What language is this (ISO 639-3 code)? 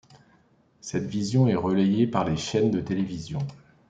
fra